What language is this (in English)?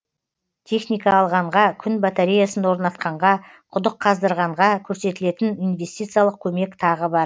Kazakh